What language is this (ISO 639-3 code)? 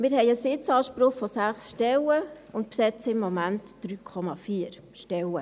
gsw